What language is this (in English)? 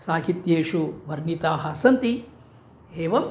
Sanskrit